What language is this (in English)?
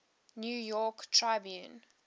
English